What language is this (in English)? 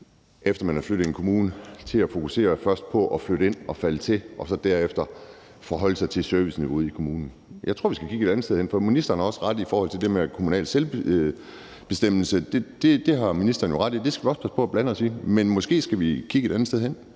Danish